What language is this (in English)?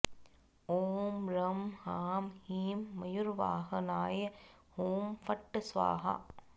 Sanskrit